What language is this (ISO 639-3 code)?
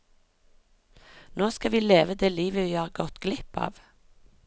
nor